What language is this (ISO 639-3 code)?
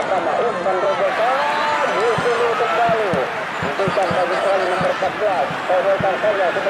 tha